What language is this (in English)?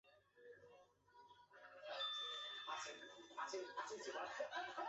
Chinese